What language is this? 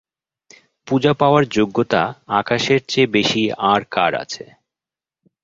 Bangla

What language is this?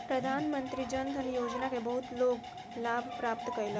Maithili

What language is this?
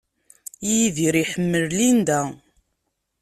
Kabyle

